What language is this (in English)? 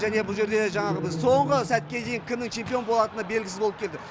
Kazakh